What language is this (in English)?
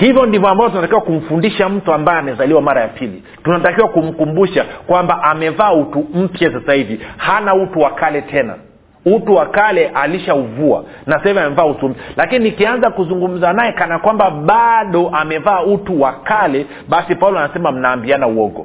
Swahili